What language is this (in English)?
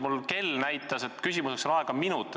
Estonian